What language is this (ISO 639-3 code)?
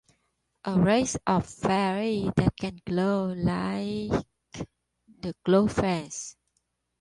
eng